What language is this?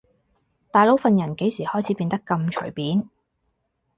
Cantonese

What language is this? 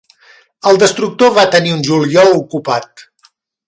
Catalan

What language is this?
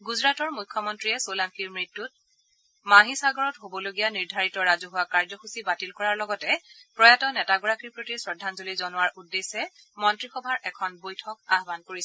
Assamese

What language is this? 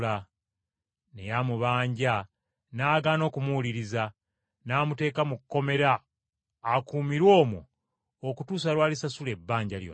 Ganda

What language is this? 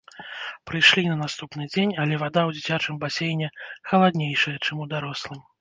Belarusian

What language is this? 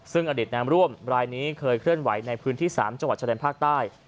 Thai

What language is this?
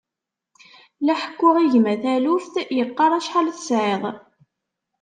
Kabyle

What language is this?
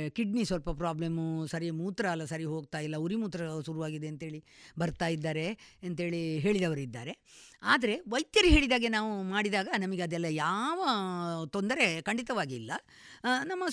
Kannada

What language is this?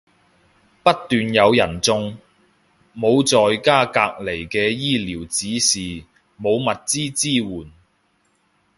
Cantonese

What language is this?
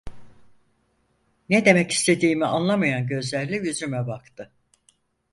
Turkish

